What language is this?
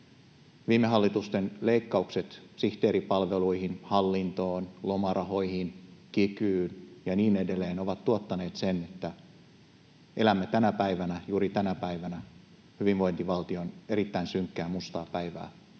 Finnish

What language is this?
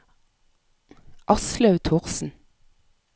Norwegian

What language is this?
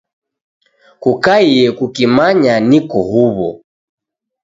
Taita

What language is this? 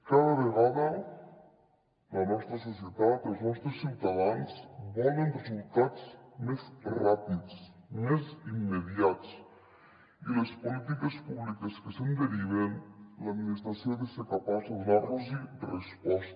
Catalan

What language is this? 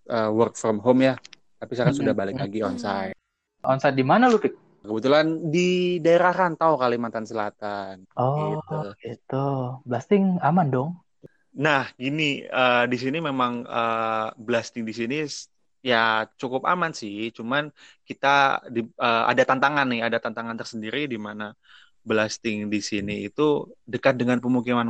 Indonesian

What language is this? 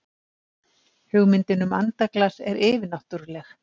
Icelandic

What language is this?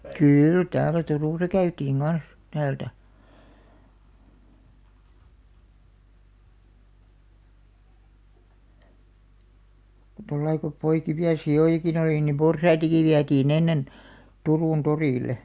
Finnish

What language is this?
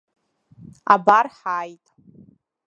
Abkhazian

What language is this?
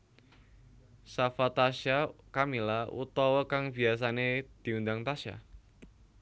Javanese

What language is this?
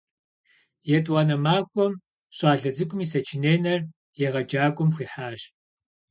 Kabardian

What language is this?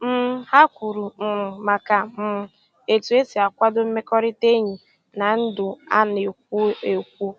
Igbo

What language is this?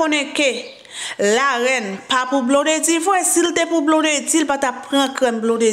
French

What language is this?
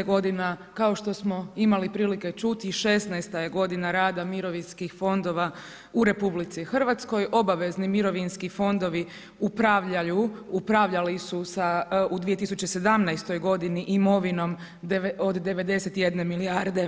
Croatian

